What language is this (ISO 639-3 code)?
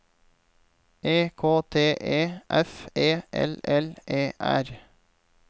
nor